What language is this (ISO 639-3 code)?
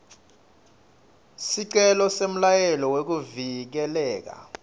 ssw